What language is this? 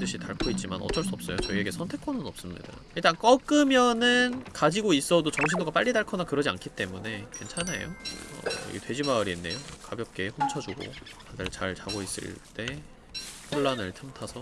Korean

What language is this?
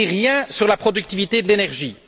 French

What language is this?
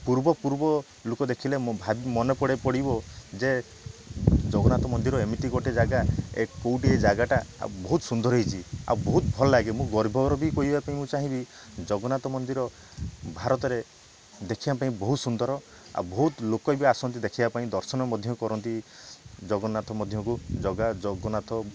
Odia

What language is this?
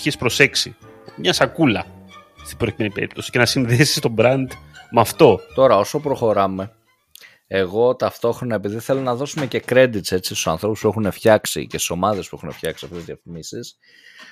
Greek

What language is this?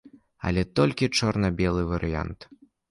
Belarusian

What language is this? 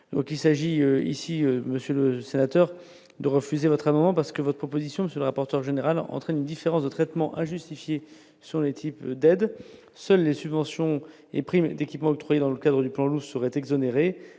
French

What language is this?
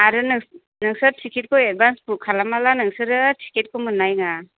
Bodo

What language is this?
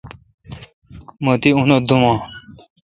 Kalkoti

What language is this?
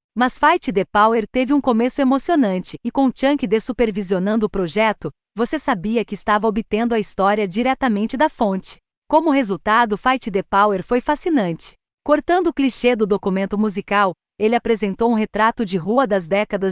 Portuguese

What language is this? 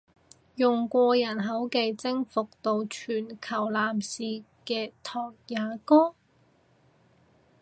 Cantonese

